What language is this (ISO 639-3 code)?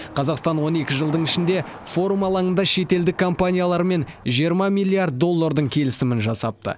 kaz